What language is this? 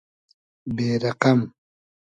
Hazaragi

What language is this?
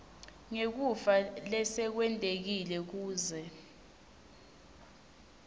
Swati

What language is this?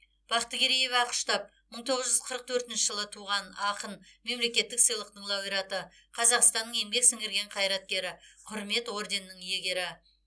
Kazakh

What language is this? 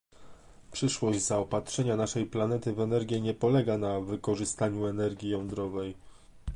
Polish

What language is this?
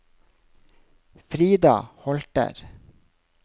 Norwegian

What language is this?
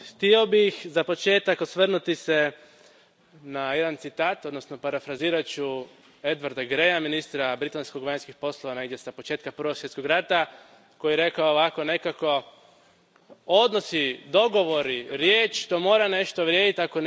Croatian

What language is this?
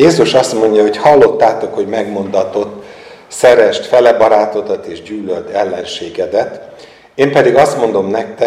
Hungarian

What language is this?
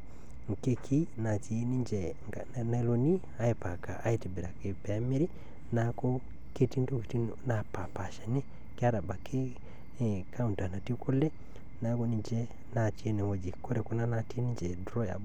Masai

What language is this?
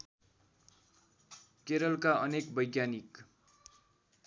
Nepali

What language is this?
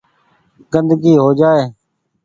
Goaria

